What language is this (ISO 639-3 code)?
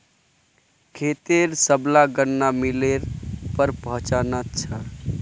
mag